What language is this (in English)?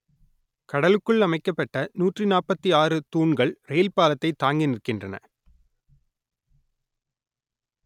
Tamil